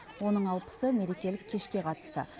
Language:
Kazakh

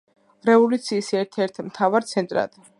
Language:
Georgian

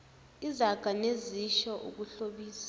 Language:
Zulu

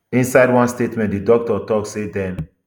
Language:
Nigerian Pidgin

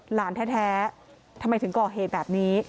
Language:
Thai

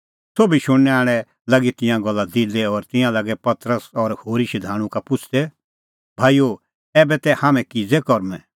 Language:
Kullu Pahari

